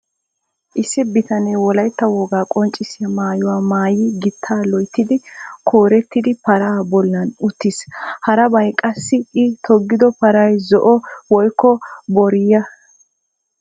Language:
Wolaytta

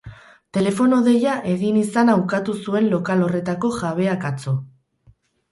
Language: Basque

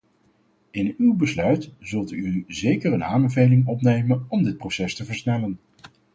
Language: Dutch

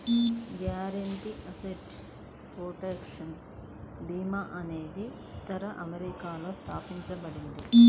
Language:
Telugu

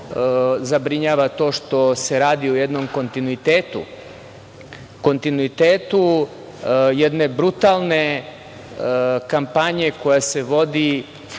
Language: Serbian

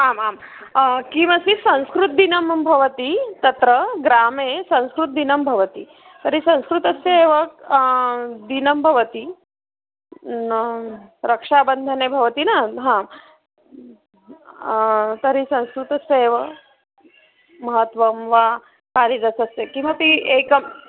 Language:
Sanskrit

